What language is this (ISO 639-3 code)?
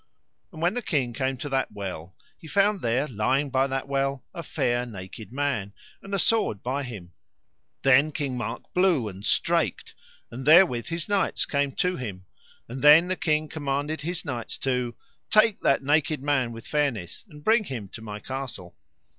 eng